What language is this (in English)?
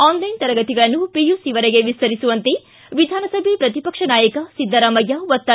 Kannada